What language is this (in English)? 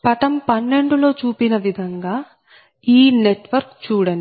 Telugu